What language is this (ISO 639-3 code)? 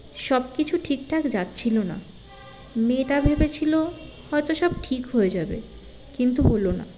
ben